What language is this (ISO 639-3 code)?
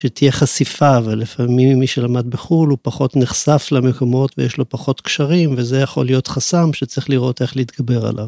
heb